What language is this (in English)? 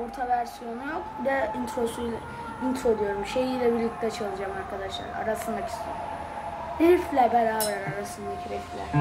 Turkish